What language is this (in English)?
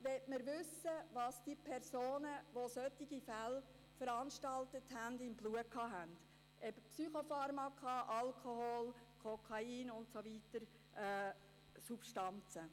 Swiss German